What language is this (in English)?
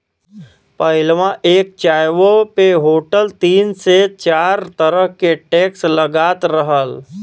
Bhojpuri